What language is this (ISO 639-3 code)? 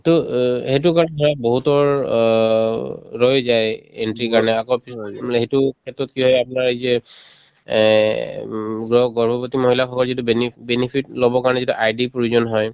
asm